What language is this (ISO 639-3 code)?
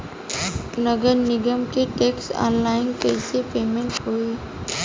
bho